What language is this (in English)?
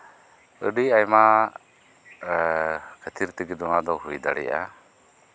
Santali